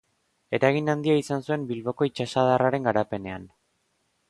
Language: Basque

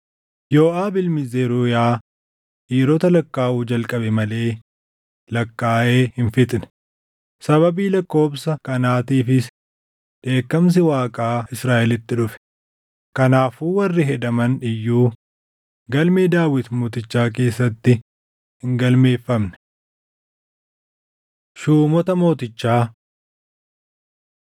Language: Oromo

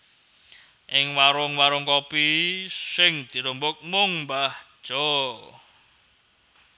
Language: Javanese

